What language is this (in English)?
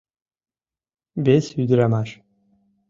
Mari